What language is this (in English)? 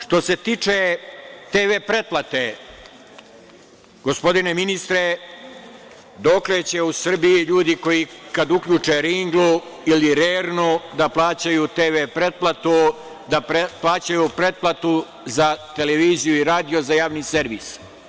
Serbian